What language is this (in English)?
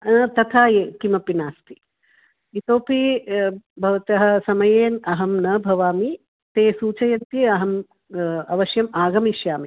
Sanskrit